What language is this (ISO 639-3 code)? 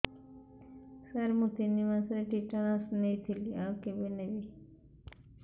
ori